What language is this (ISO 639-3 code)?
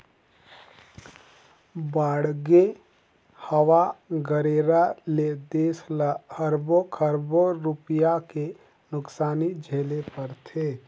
hne